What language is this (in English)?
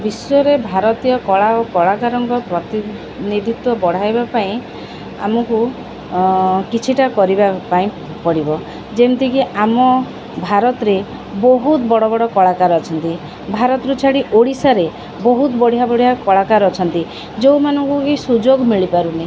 Odia